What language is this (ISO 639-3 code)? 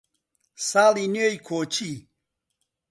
ckb